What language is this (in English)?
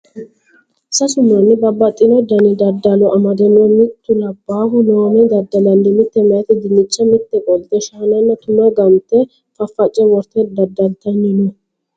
Sidamo